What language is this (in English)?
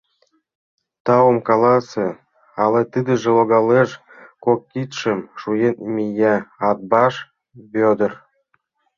Mari